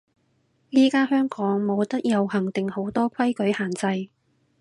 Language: Cantonese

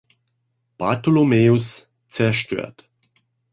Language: German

